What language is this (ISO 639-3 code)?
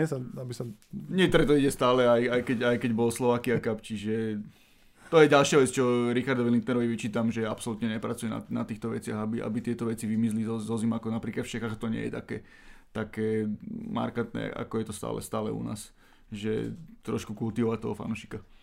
slk